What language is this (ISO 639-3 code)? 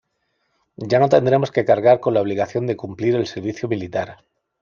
spa